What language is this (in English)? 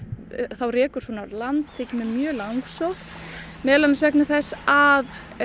Icelandic